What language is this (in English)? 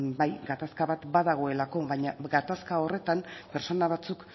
Basque